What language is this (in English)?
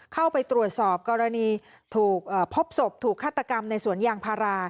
Thai